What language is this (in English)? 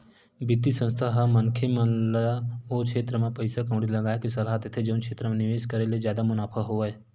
Chhattisgarhi